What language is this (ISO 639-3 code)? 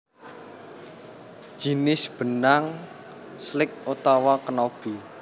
jav